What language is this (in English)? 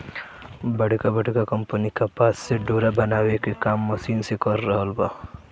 Bhojpuri